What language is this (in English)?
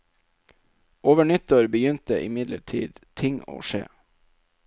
Norwegian